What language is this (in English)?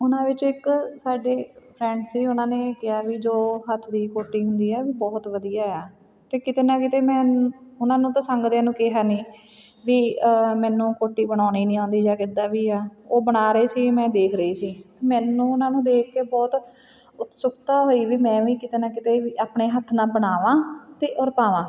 Punjabi